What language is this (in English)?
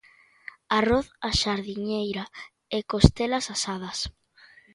Galician